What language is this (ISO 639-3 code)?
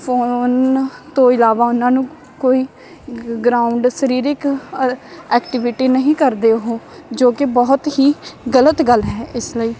pan